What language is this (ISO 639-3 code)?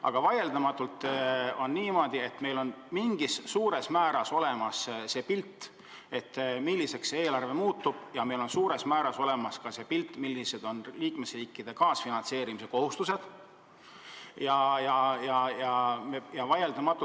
est